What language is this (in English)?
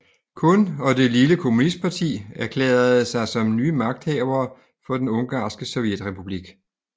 Danish